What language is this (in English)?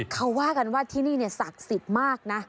Thai